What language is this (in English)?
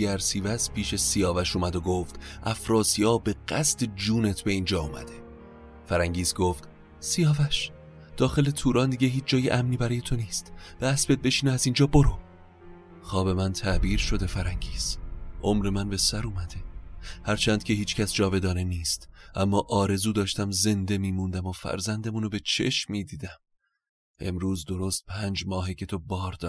Persian